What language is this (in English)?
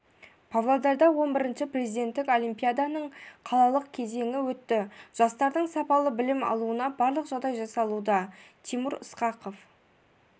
Kazakh